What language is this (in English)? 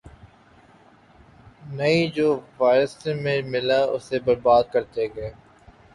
Urdu